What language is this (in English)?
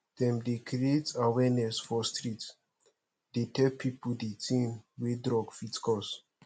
Nigerian Pidgin